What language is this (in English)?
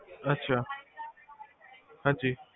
Punjabi